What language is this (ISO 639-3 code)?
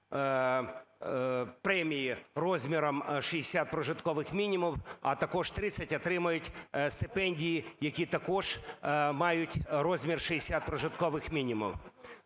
ukr